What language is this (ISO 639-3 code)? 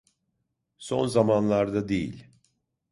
tur